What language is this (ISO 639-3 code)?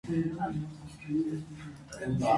hye